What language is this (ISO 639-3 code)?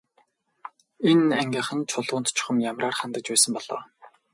mon